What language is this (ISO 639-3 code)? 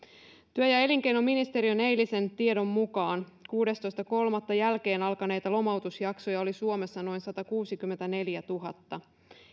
fin